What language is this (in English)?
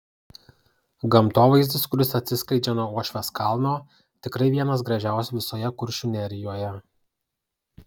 Lithuanian